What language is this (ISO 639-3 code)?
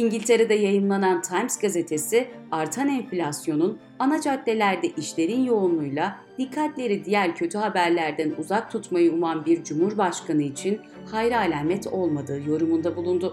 tur